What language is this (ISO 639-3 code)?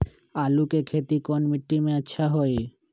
mag